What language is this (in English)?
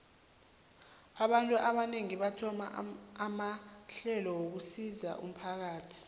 South Ndebele